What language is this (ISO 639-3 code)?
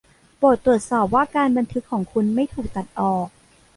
tha